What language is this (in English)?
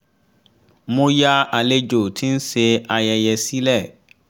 Yoruba